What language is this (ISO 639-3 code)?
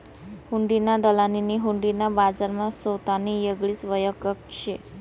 mar